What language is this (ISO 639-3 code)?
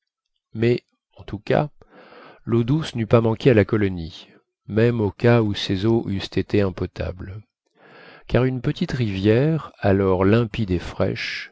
fra